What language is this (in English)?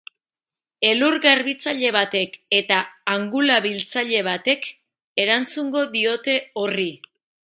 Basque